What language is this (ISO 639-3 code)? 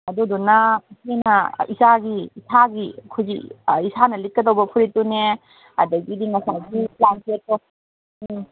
mni